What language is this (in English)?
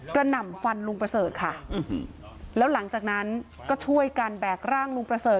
Thai